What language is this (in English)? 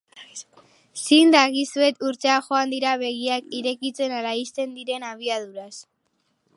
Basque